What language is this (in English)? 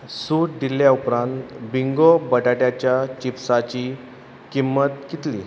Konkani